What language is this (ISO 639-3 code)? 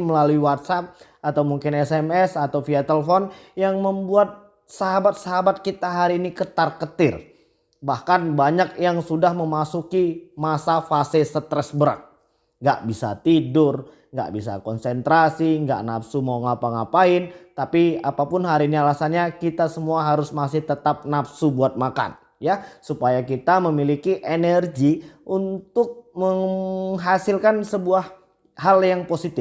ind